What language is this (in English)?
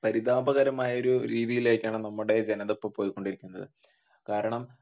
Malayalam